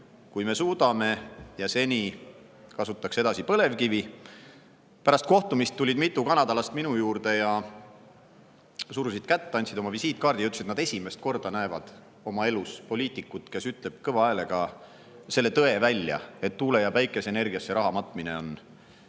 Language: Estonian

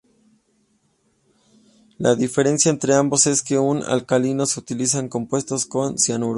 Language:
Spanish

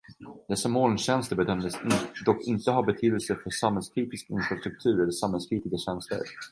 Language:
Swedish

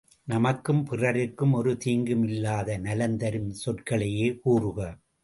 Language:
Tamil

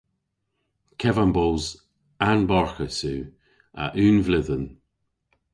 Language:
Cornish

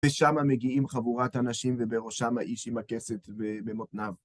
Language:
Hebrew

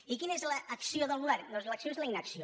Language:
Catalan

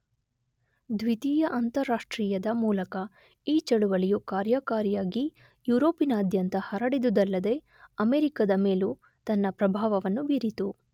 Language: Kannada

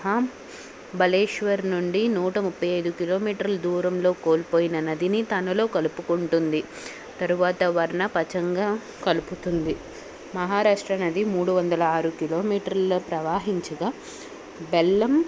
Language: Telugu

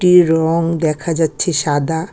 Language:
Bangla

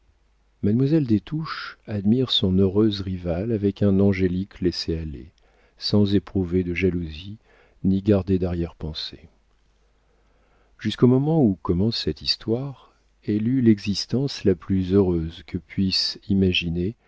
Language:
French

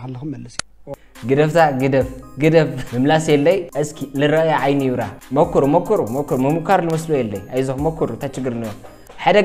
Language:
Arabic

